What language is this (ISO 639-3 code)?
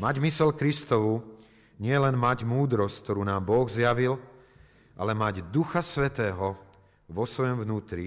slk